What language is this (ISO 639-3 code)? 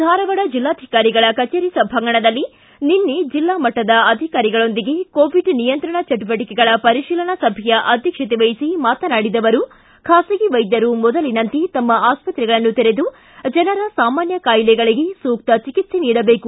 kan